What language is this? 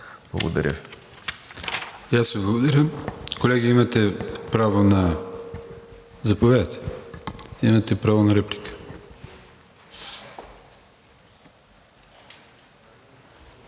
Bulgarian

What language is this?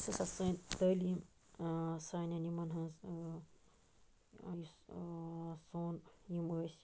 Kashmiri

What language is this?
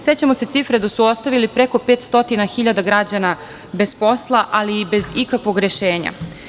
Serbian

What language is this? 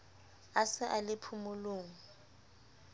Southern Sotho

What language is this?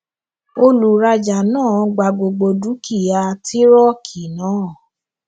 Yoruba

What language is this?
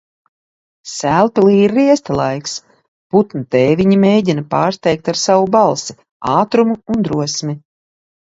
Latvian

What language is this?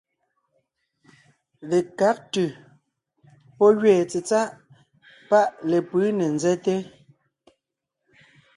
Ngiemboon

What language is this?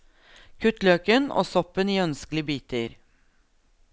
Norwegian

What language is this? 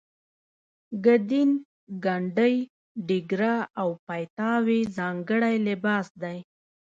Pashto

